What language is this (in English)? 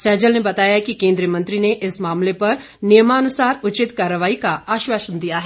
Hindi